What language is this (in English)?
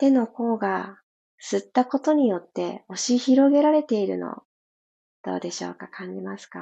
Japanese